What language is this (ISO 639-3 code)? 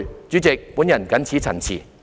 yue